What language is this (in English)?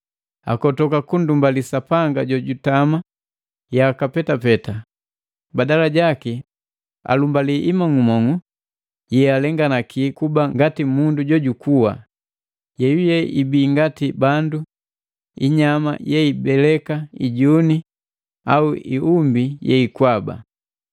Matengo